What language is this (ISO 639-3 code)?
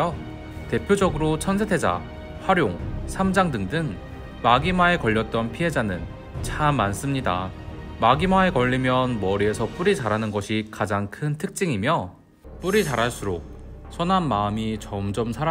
kor